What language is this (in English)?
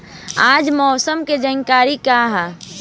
Bhojpuri